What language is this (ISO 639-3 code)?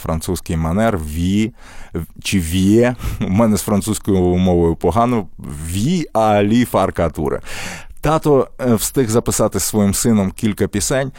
ukr